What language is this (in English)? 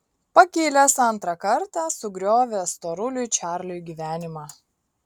Lithuanian